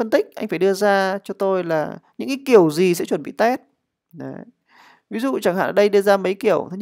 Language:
Vietnamese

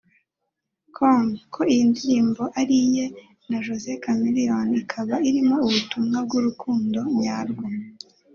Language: Kinyarwanda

